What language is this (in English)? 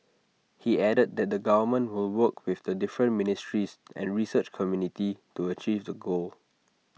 English